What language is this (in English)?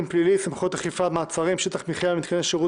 Hebrew